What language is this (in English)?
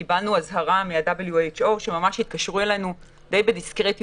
Hebrew